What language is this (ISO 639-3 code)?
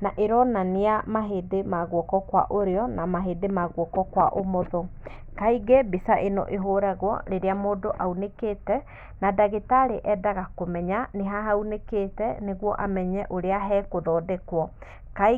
kik